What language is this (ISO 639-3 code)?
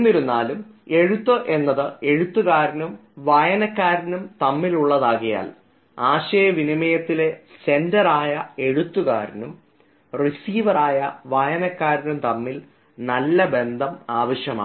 mal